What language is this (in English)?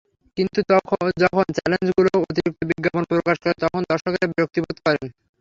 Bangla